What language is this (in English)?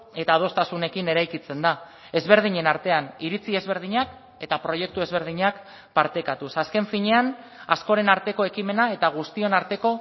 Basque